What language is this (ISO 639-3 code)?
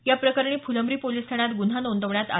mar